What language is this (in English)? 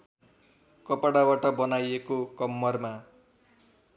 Nepali